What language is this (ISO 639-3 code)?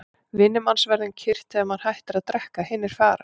isl